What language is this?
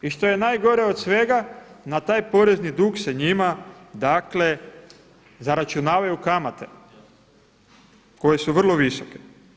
Croatian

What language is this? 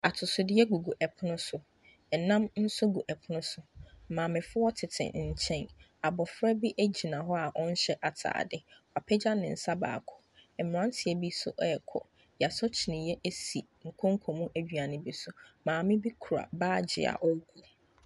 Akan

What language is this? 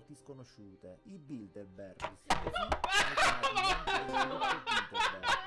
Italian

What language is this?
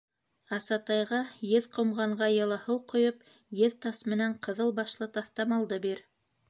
Bashkir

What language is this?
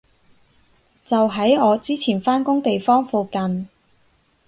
Cantonese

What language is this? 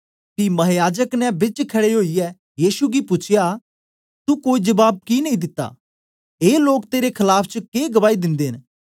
Dogri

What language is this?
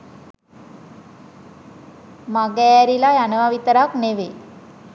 Sinhala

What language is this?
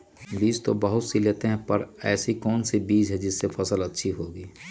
Magahi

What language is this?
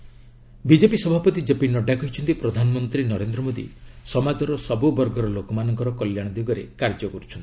Odia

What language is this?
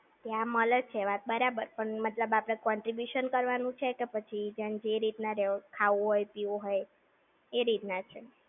Gujarati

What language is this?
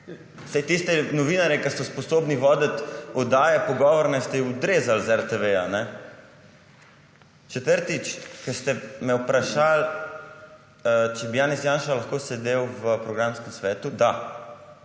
Slovenian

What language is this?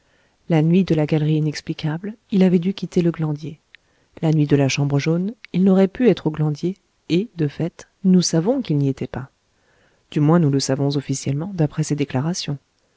French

